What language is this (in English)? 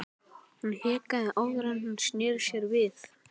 Icelandic